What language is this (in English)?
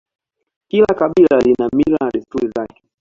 Swahili